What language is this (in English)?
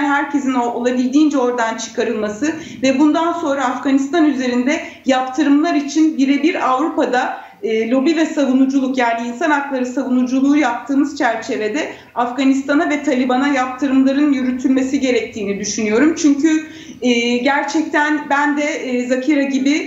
Turkish